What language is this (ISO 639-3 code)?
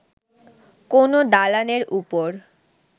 ben